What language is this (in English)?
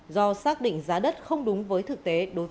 Vietnamese